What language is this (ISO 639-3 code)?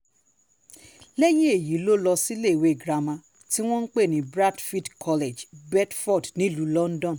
yor